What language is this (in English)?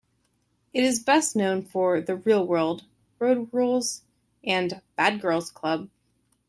English